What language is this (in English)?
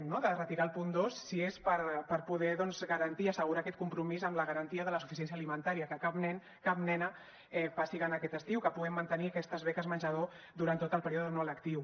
Catalan